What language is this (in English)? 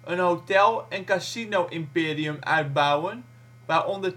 Dutch